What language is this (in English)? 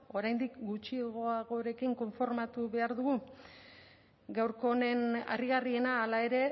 Basque